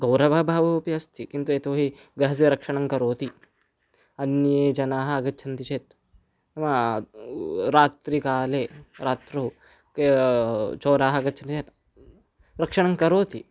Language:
Sanskrit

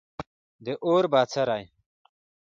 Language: Pashto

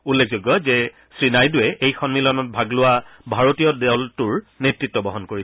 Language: Assamese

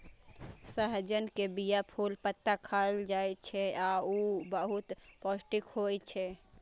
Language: Maithili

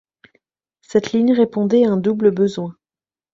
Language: French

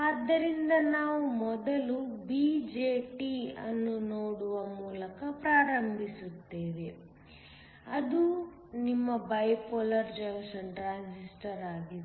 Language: Kannada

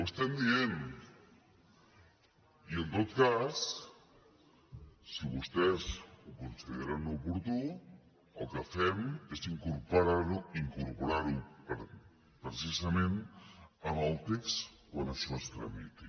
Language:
Catalan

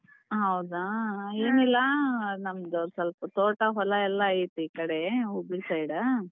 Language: Kannada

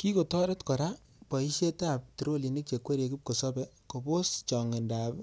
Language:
Kalenjin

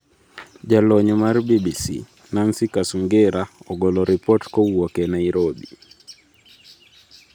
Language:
Luo (Kenya and Tanzania)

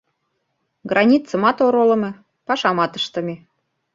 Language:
Mari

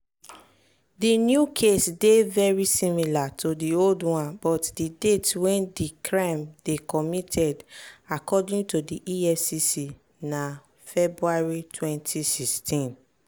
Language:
Nigerian Pidgin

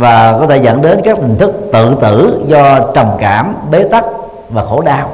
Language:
Vietnamese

